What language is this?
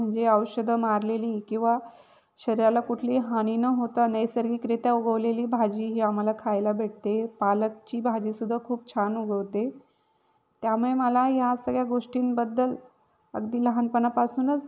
Marathi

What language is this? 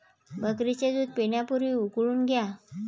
Marathi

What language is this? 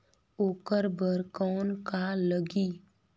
Chhattisgarhi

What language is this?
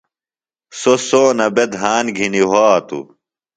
Phalura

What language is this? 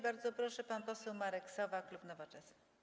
Polish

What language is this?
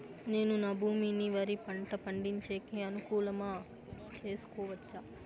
Telugu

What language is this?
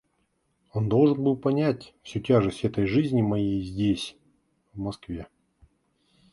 Russian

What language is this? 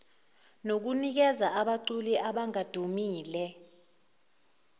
Zulu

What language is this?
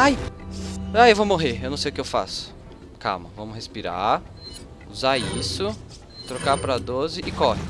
Portuguese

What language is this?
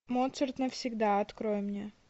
Russian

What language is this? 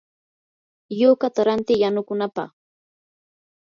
Yanahuanca Pasco Quechua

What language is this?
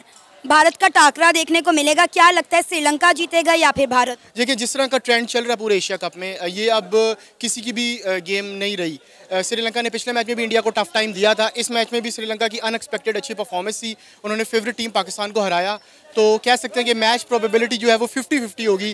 Hindi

